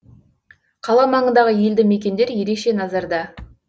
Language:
Kazakh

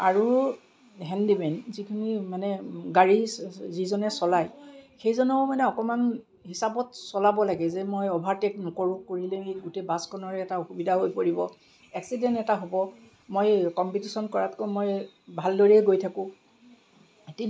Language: Assamese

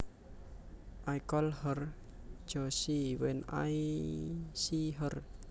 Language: Javanese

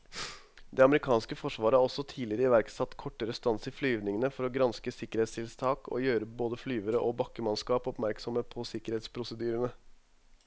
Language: Norwegian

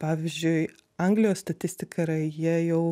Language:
Lithuanian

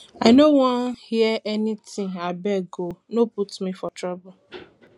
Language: Nigerian Pidgin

